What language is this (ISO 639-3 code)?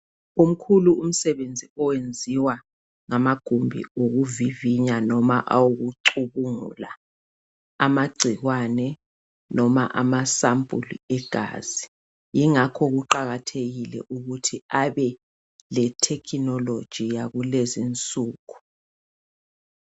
nde